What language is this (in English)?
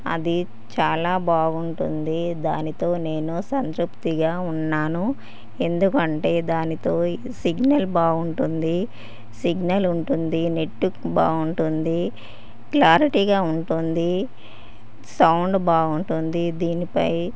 Telugu